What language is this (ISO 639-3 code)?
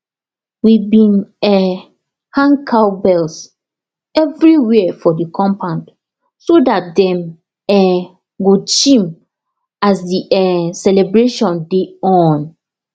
pcm